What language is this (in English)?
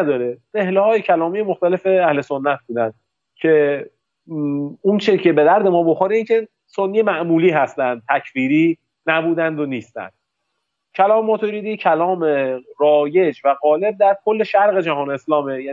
Persian